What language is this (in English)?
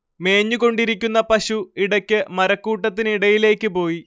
Malayalam